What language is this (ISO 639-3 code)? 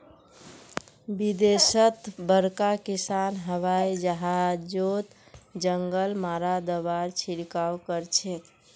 mag